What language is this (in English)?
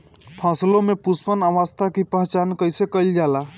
Bhojpuri